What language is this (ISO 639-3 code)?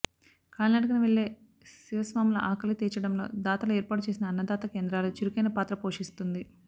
tel